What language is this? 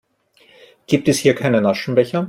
German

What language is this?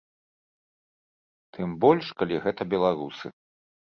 Belarusian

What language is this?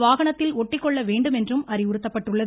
Tamil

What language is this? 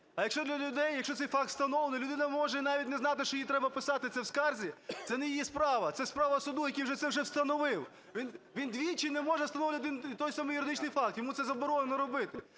Ukrainian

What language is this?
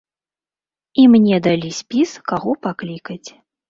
Belarusian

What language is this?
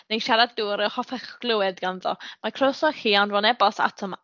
Welsh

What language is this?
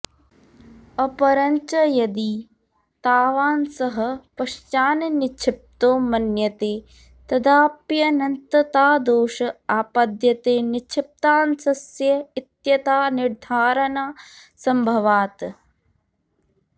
Sanskrit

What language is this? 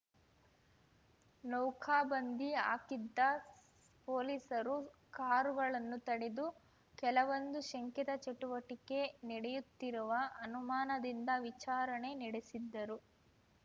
Kannada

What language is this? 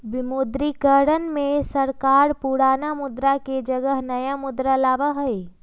Magahi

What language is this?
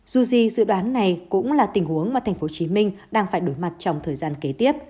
Vietnamese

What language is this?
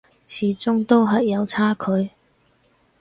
Cantonese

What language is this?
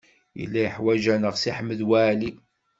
Kabyle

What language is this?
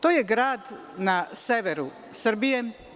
Serbian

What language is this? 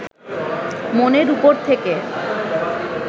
Bangla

